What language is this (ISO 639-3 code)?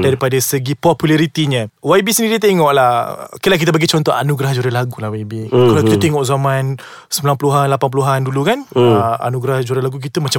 msa